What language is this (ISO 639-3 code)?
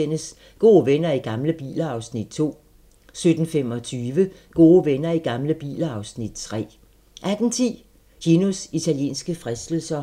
dan